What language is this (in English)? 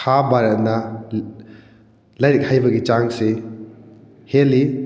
Manipuri